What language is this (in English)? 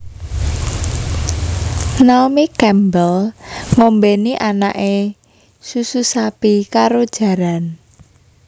Javanese